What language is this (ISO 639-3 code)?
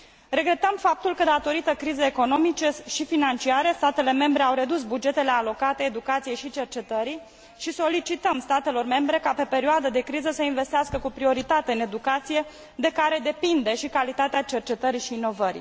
ron